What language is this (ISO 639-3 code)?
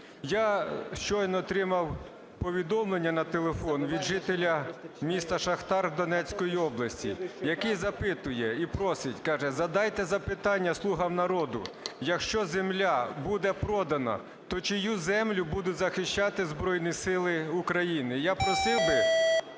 ukr